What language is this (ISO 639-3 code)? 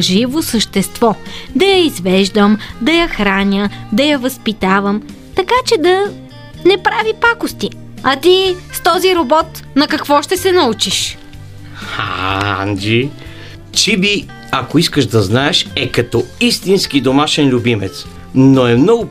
bul